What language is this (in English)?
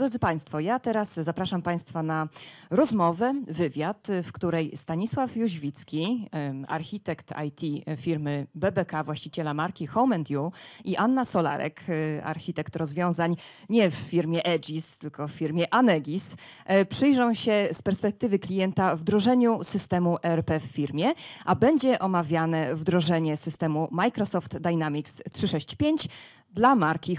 Polish